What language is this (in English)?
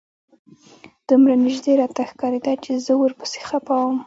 Pashto